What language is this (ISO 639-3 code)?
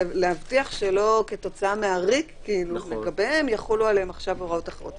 heb